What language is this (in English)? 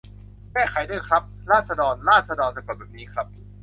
Thai